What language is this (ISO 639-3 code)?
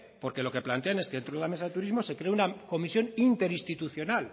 spa